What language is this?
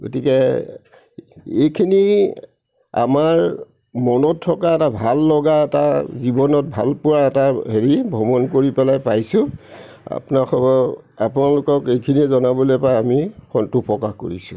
Assamese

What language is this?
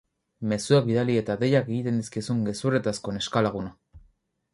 Basque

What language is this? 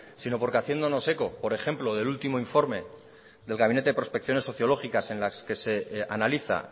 Spanish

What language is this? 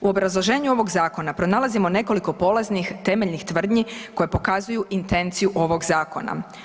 Croatian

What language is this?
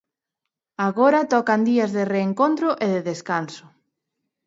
Galician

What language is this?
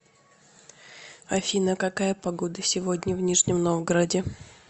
Russian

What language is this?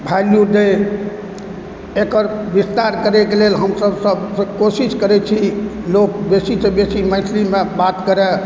Maithili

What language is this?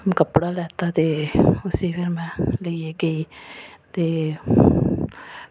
Dogri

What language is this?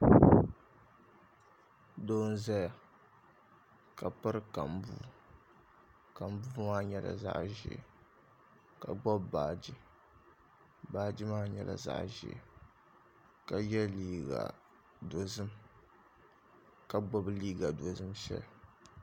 Dagbani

